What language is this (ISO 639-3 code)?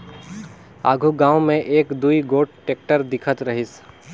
hne